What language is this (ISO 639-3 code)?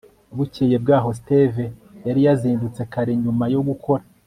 kin